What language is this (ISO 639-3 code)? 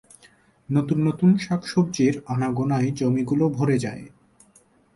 ben